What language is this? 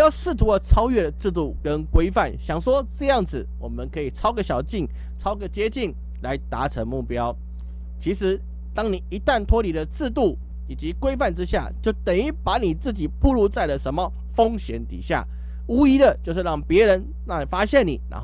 Chinese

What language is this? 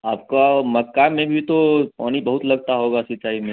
Hindi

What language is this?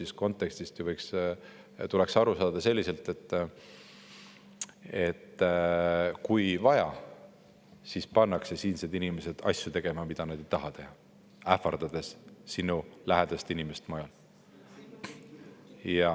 Estonian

